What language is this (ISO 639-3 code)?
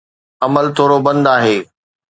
snd